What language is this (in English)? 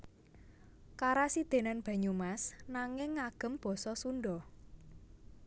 Javanese